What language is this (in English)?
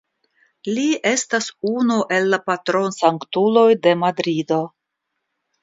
Esperanto